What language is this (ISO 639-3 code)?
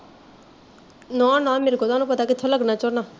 pan